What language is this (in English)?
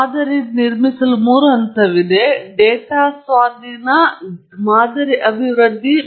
Kannada